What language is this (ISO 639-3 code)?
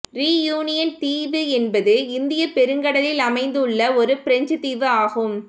tam